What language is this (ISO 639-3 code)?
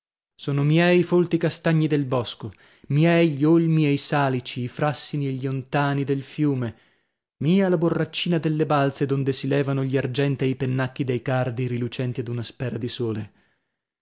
ita